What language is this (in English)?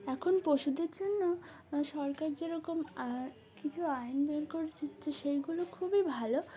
Bangla